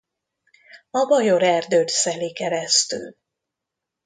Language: Hungarian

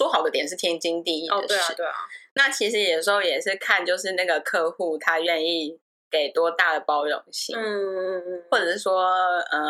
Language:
Chinese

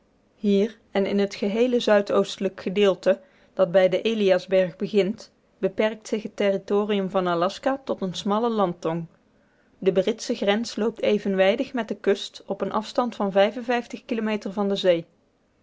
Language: Dutch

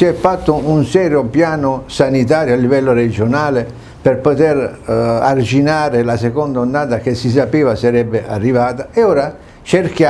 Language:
Italian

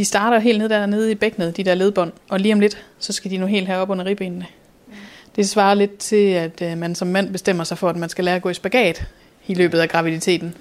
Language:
Danish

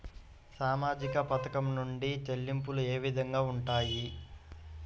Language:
Telugu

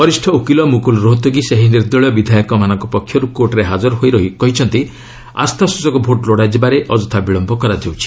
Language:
Odia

